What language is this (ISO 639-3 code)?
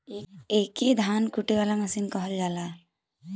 bho